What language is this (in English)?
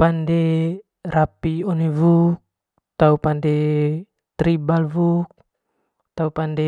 Manggarai